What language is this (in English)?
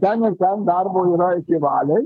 Lithuanian